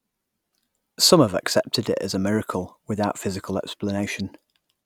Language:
English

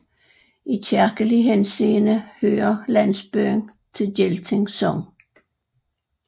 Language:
Danish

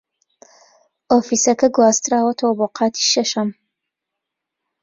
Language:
Central Kurdish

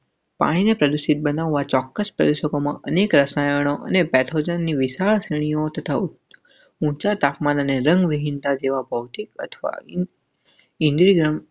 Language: Gujarati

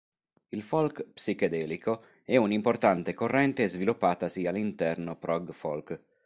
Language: Italian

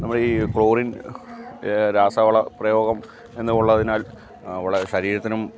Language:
Malayalam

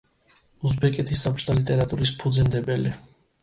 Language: Georgian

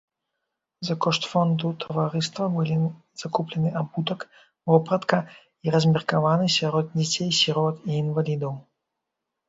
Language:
Belarusian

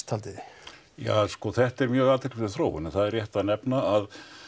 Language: Icelandic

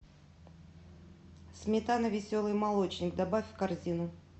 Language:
Russian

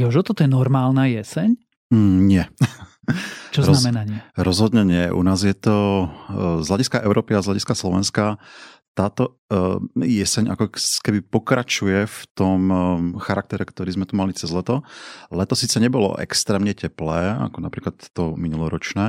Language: Slovak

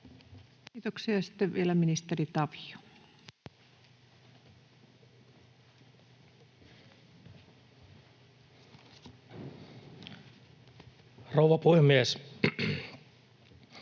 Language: Finnish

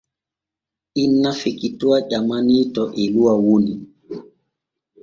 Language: Borgu Fulfulde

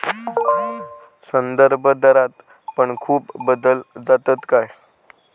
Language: Marathi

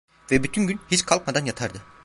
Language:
Turkish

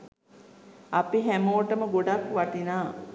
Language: Sinhala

